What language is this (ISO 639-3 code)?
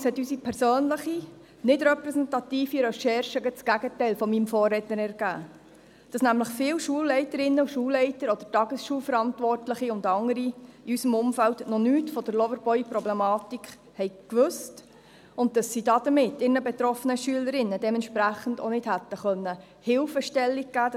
gsw